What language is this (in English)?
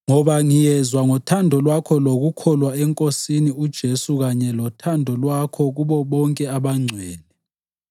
North Ndebele